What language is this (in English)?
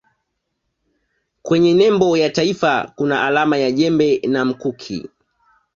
Swahili